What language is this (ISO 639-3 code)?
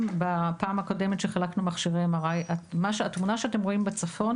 heb